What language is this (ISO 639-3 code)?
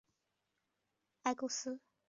zho